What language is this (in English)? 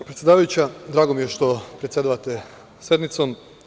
Serbian